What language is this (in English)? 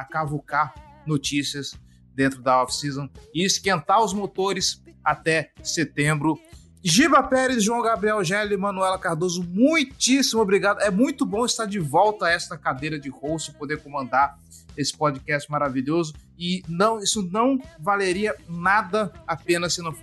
Portuguese